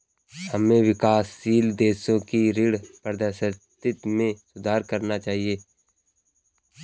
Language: Hindi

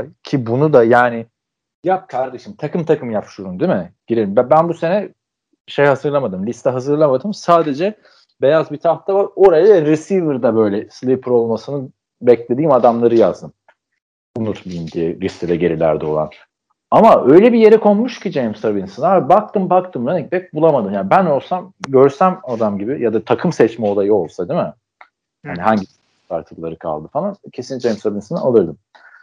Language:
Turkish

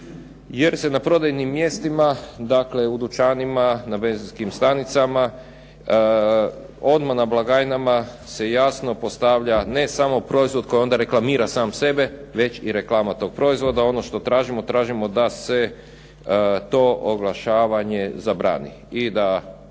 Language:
Croatian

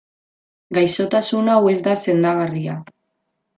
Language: Basque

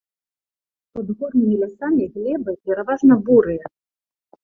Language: Belarusian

